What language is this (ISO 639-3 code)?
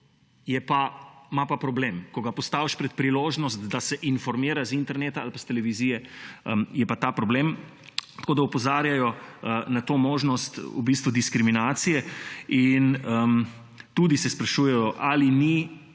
slv